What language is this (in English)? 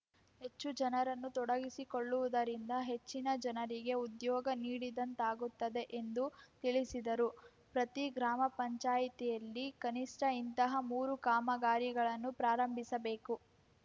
Kannada